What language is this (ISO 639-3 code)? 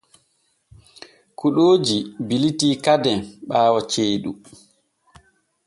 fue